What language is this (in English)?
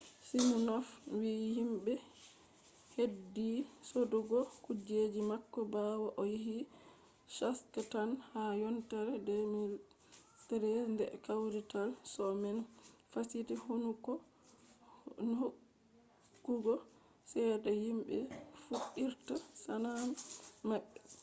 Fula